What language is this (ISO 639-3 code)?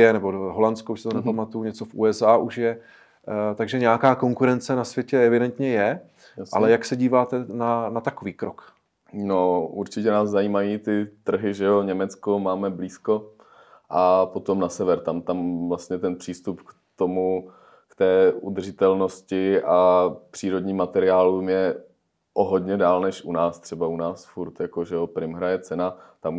ces